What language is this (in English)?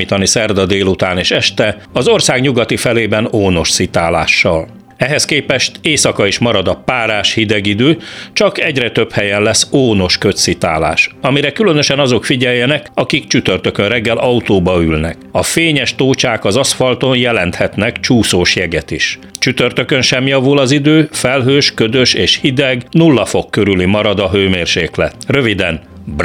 Hungarian